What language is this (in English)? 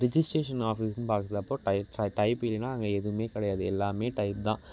Tamil